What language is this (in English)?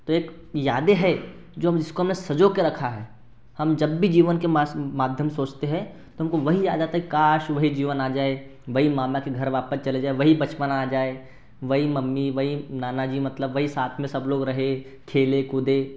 Hindi